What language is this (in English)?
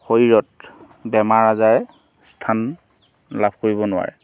Assamese